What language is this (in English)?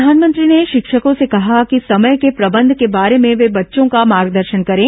Hindi